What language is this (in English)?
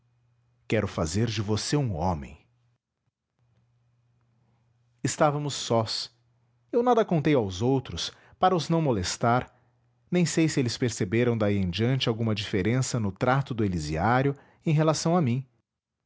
Portuguese